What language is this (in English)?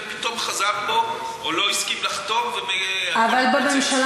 Hebrew